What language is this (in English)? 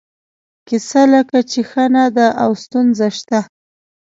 Pashto